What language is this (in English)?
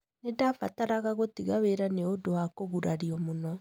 Kikuyu